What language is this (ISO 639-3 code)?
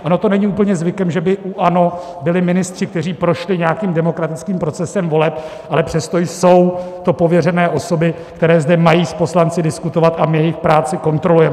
ces